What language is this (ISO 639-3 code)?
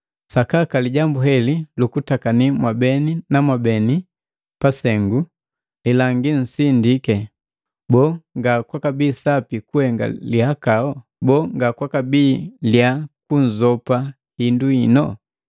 mgv